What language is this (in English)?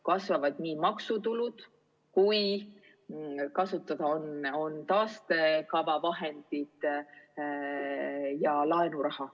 Estonian